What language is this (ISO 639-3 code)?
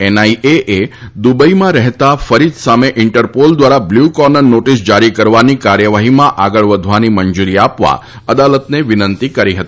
guj